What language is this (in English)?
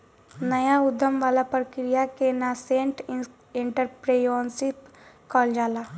Bhojpuri